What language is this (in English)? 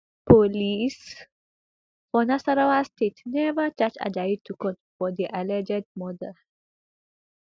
Nigerian Pidgin